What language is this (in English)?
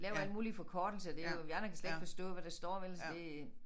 Danish